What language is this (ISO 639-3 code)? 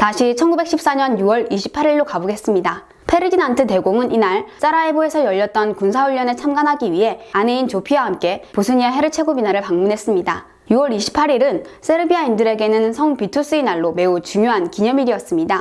kor